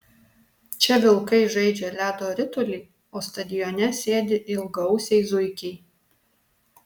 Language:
Lithuanian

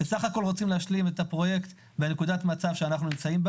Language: Hebrew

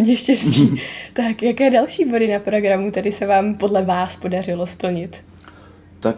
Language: Czech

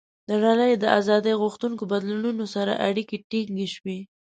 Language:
Pashto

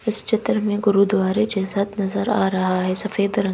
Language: Hindi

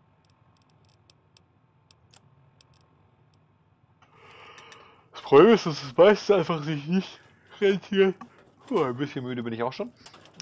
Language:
German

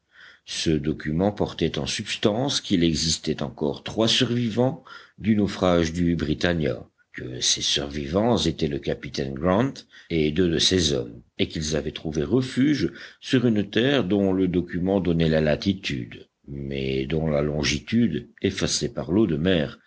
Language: French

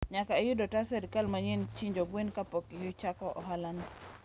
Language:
Luo (Kenya and Tanzania)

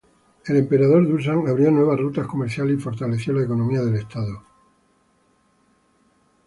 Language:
Spanish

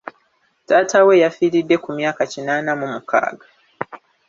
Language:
Ganda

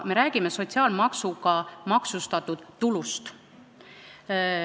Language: Estonian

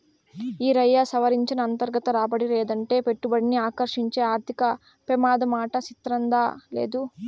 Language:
Telugu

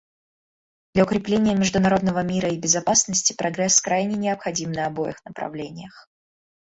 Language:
Russian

